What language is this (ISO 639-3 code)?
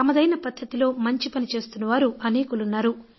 tel